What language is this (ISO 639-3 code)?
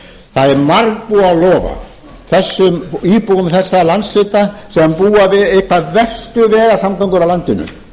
isl